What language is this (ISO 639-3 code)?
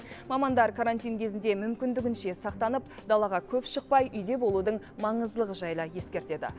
kaz